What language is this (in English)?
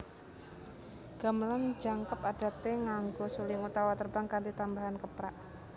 Javanese